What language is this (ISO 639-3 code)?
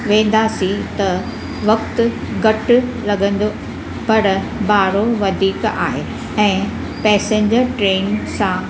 snd